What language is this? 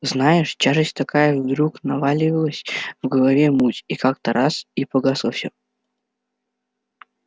Russian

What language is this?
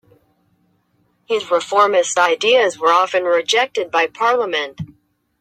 English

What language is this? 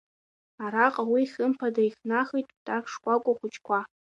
Abkhazian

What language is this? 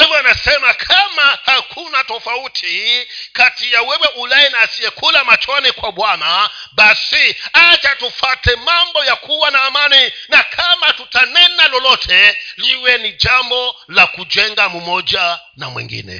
Swahili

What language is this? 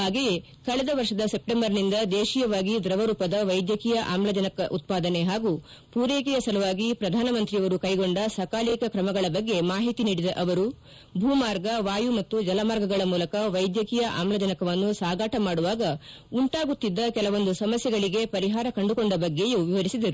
Kannada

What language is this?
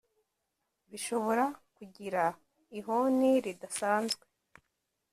Kinyarwanda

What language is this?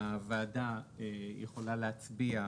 Hebrew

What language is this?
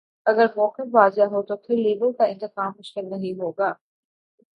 Urdu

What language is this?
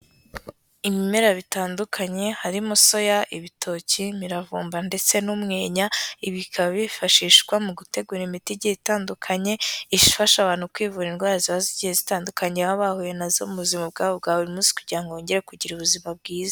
Kinyarwanda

